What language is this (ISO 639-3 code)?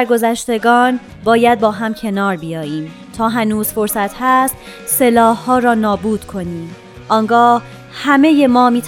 fas